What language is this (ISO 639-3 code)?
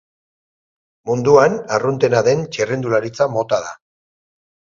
eus